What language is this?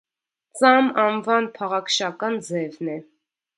Armenian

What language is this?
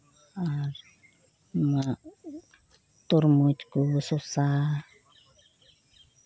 Santali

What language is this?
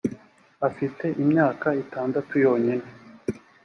Kinyarwanda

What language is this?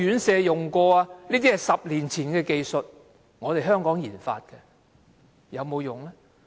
Cantonese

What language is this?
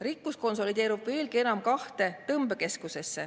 Estonian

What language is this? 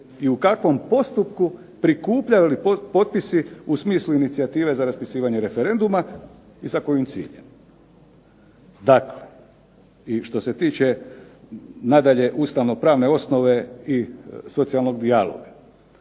Croatian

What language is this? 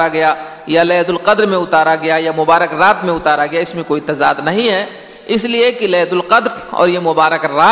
Urdu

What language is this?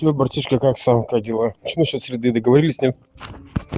Russian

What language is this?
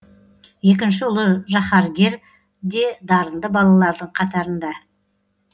Kazakh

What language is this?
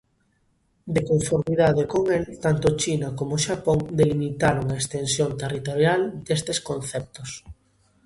Galician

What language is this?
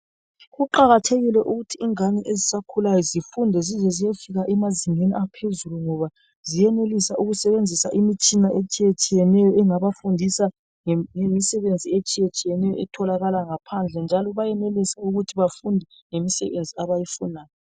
North Ndebele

